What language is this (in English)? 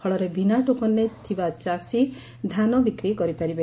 Odia